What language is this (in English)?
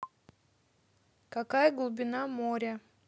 Russian